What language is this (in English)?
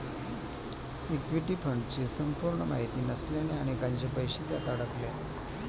Marathi